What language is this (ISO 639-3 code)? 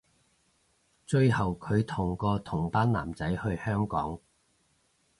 yue